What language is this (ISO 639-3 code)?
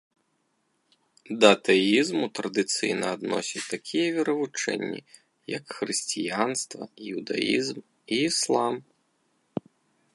bel